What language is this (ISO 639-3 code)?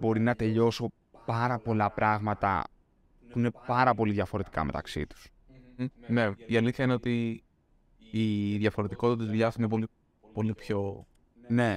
ell